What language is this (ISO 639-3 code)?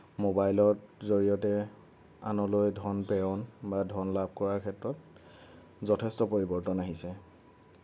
asm